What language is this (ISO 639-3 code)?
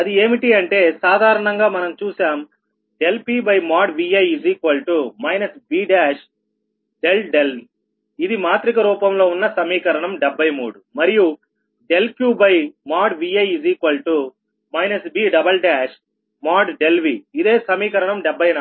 tel